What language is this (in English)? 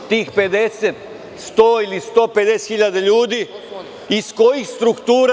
Serbian